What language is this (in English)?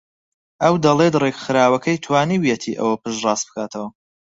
Central Kurdish